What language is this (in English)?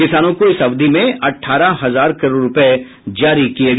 Hindi